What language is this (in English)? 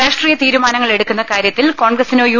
Malayalam